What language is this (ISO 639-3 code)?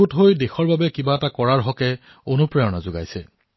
asm